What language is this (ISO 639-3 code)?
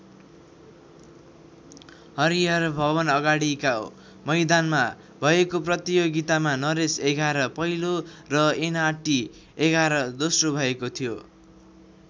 nep